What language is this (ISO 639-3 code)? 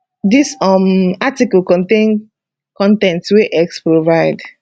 pcm